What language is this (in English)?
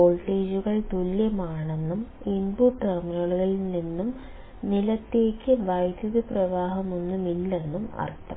Malayalam